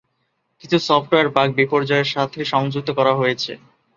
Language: Bangla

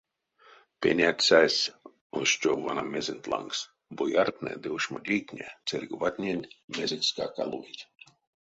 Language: Erzya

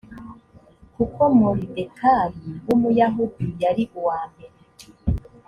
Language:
Kinyarwanda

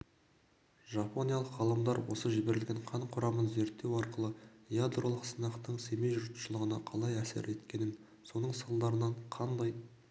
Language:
Kazakh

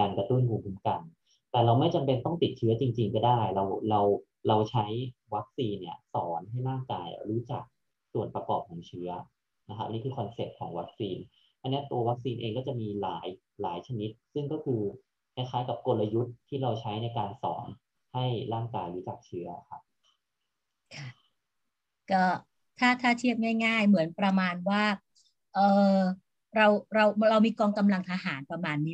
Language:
Thai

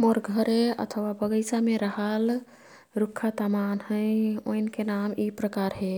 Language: Kathoriya Tharu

